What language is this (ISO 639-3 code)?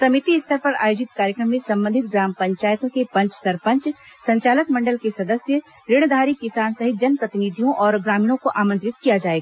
hin